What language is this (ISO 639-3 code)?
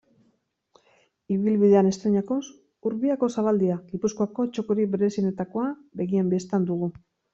eus